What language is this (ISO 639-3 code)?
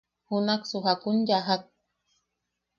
yaq